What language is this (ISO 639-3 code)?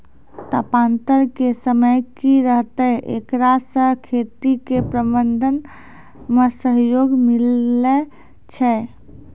mai